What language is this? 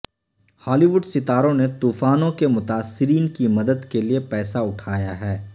Urdu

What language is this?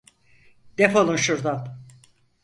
Turkish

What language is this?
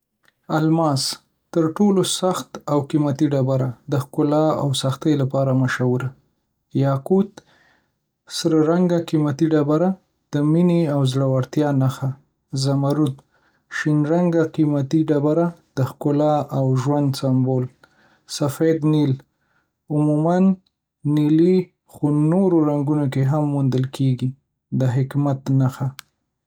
Pashto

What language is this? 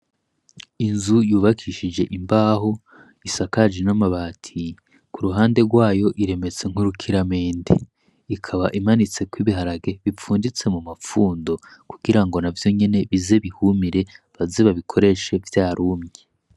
Rundi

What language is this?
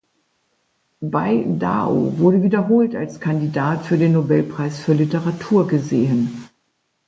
German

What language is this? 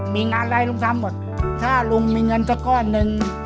Thai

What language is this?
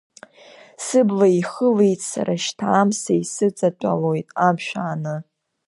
Abkhazian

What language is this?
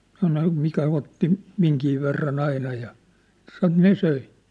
Finnish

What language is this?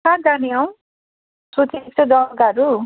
Nepali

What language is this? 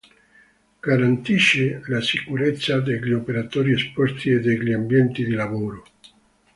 Italian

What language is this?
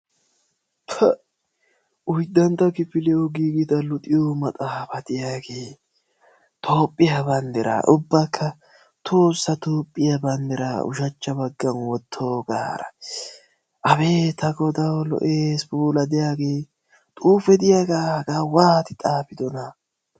Wolaytta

